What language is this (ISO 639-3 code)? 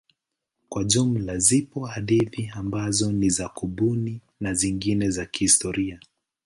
swa